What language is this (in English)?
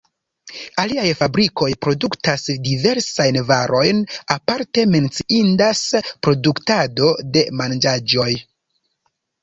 Esperanto